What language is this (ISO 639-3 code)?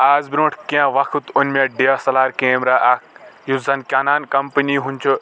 kas